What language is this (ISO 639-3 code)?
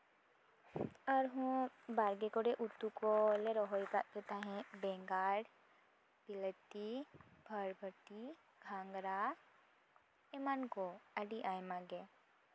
sat